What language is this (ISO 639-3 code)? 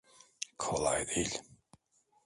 tur